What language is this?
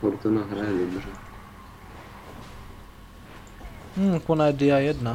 Czech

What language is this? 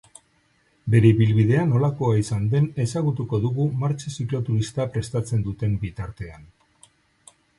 Basque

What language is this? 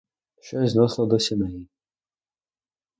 Ukrainian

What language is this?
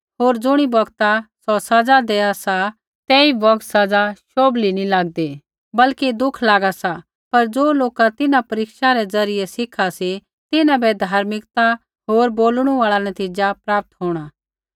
Kullu Pahari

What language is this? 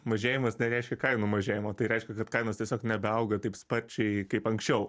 Lithuanian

